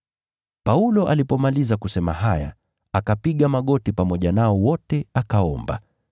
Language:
Swahili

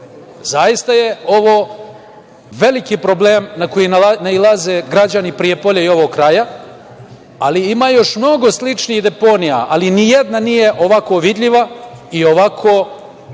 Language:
Serbian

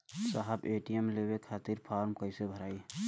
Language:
Bhojpuri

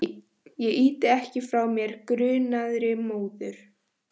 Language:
Icelandic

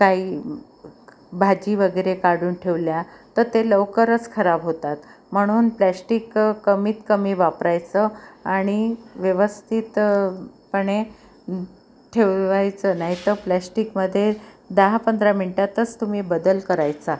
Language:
Marathi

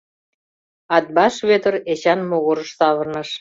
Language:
Mari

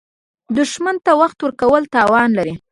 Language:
Pashto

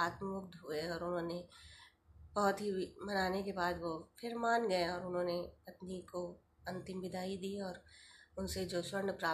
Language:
Hindi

